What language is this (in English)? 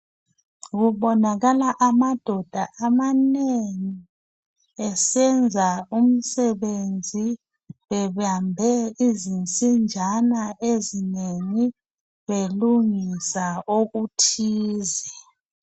North Ndebele